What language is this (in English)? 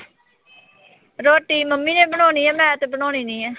Punjabi